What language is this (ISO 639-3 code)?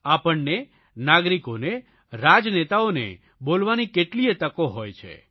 guj